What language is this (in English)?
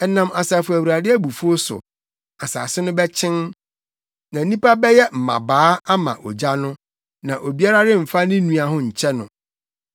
Akan